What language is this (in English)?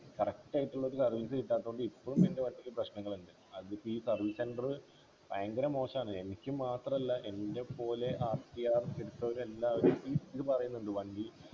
Malayalam